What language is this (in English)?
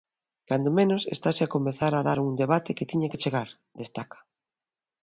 Galician